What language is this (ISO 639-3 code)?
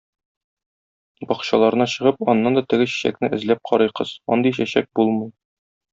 tat